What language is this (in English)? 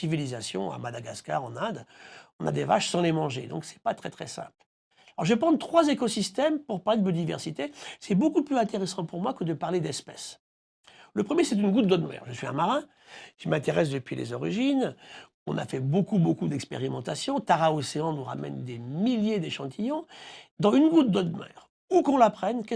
French